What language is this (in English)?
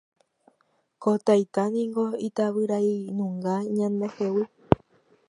Guarani